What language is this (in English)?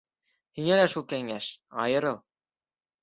Bashkir